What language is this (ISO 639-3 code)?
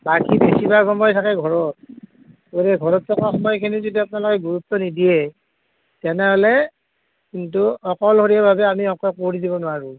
asm